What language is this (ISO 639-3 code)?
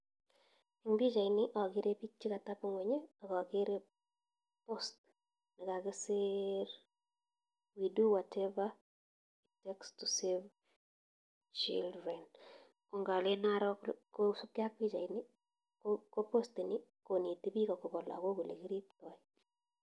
kln